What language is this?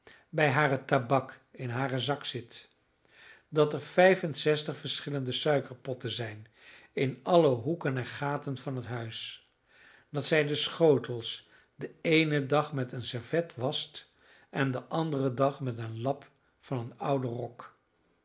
Dutch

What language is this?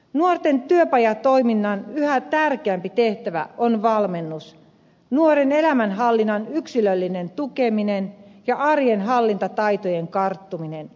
Finnish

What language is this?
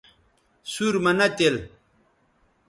Bateri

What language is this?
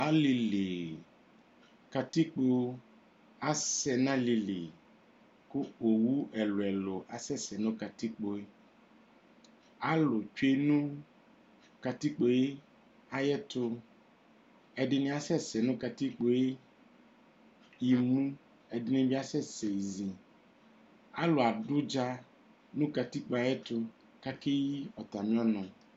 Ikposo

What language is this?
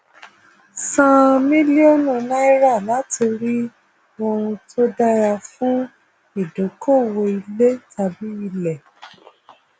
Yoruba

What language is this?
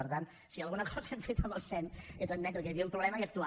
Catalan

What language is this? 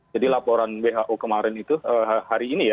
Indonesian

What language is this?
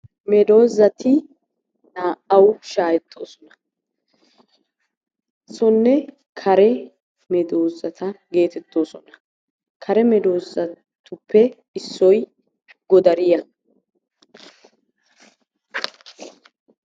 Wolaytta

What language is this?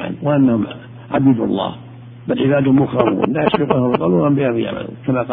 Arabic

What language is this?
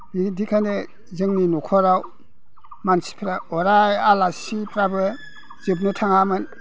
Bodo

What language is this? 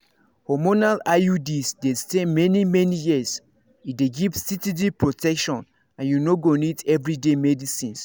Nigerian Pidgin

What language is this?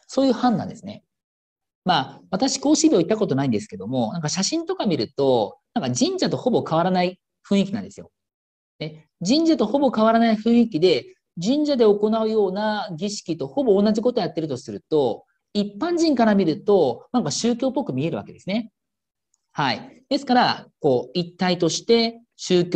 Japanese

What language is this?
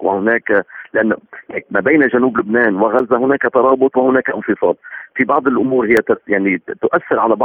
Arabic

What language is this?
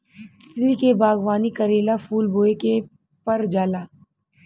Bhojpuri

